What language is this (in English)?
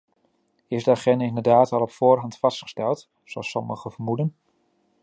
Dutch